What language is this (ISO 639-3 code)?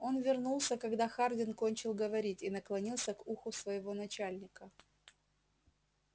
rus